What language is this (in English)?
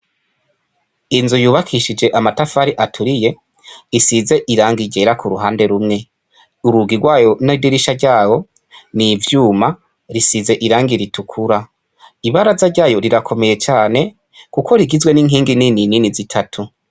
Rundi